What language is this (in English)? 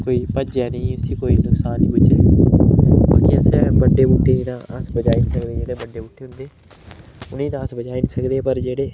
Dogri